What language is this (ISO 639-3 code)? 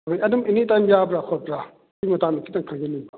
mni